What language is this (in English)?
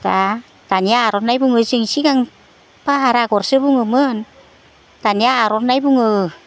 Bodo